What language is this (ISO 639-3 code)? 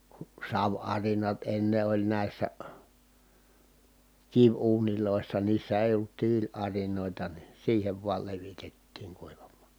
fin